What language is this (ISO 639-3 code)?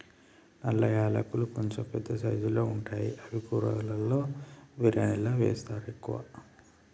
tel